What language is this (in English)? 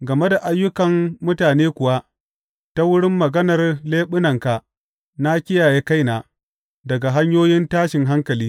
Hausa